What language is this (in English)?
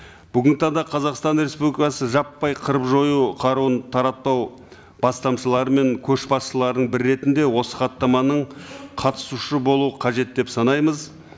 Kazakh